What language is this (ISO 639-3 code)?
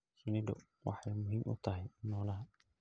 som